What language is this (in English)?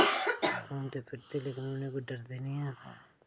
Dogri